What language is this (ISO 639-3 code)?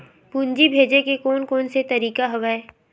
hne